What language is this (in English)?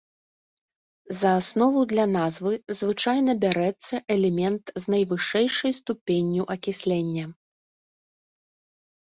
Belarusian